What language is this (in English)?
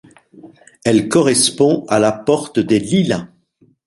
French